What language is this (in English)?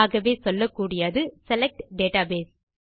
Tamil